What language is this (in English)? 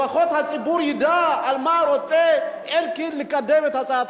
Hebrew